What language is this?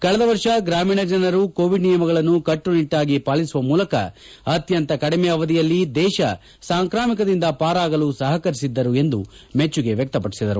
Kannada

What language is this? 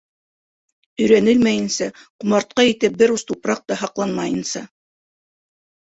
Bashkir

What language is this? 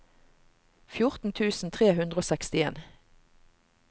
Norwegian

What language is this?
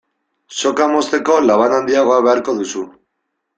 Basque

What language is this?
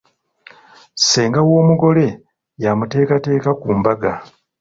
Ganda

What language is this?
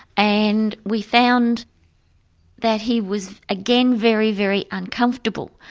English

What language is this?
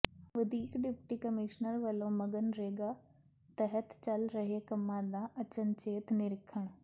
Punjabi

